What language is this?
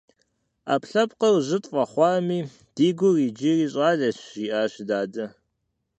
Kabardian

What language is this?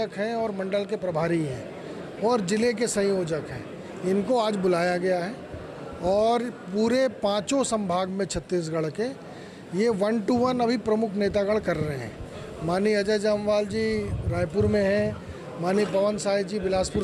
Hindi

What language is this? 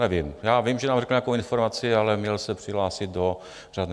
Czech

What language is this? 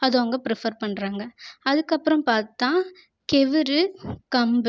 Tamil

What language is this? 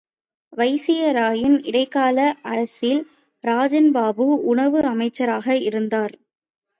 Tamil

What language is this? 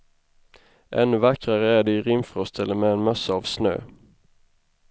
Swedish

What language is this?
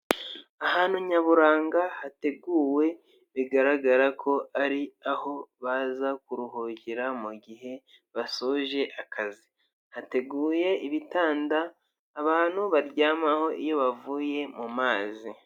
Kinyarwanda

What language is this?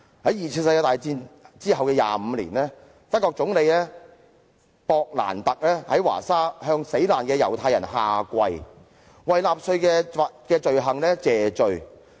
Cantonese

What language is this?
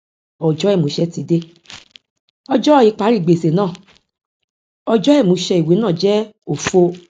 Yoruba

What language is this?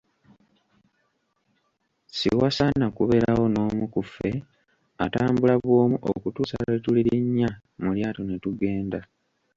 Ganda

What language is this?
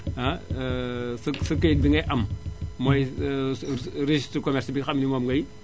Wolof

